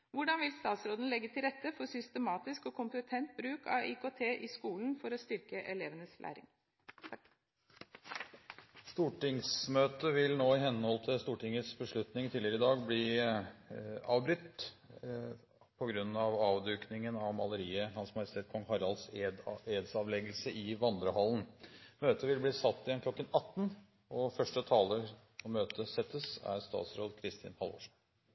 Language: Norwegian Bokmål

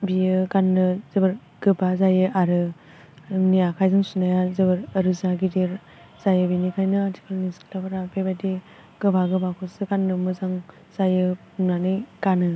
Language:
Bodo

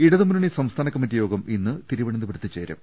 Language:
Malayalam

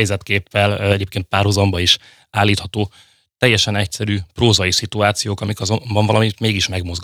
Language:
Hungarian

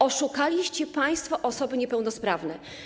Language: Polish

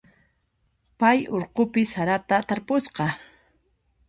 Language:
Puno Quechua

